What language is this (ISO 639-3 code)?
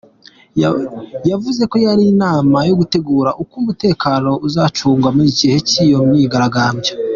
kin